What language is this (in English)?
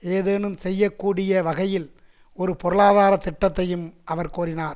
Tamil